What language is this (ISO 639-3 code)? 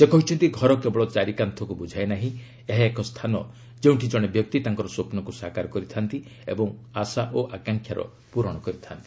ori